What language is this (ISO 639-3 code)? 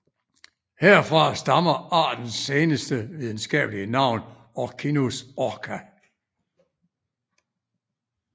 dan